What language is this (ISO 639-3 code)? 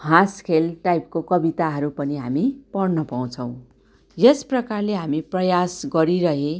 nep